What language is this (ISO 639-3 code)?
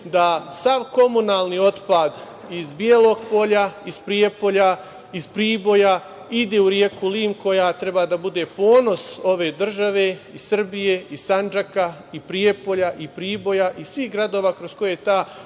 srp